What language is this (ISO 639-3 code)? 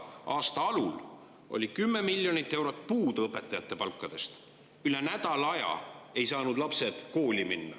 est